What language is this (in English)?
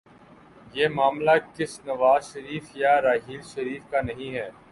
Urdu